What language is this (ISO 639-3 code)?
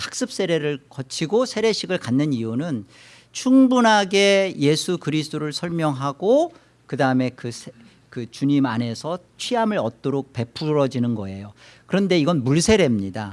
kor